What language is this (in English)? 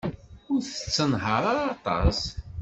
Kabyle